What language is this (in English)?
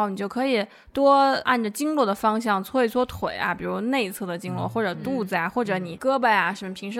Chinese